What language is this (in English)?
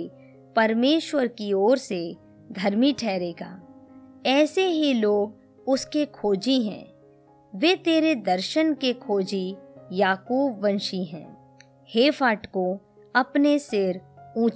Hindi